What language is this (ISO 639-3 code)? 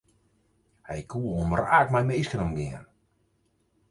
fry